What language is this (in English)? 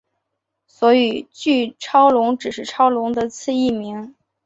Chinese